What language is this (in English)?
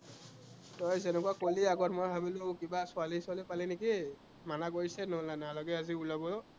Assamese